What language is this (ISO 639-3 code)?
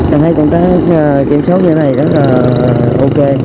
vie